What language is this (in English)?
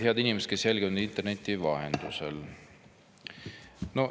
Estonian